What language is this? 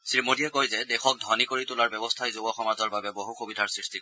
Assamese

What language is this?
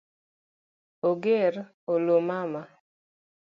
Luo (Kenya and Tanzania)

